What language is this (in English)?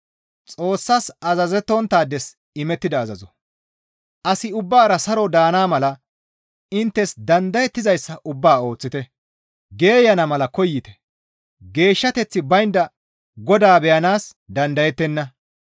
Gamo